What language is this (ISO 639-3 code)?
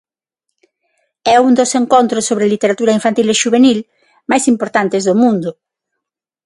glg